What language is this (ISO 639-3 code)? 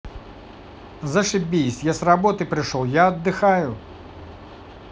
rus